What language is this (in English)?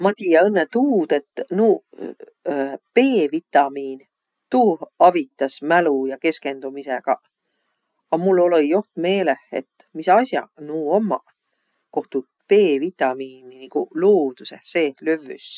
Võro